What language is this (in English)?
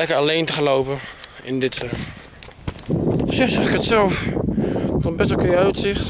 Dutch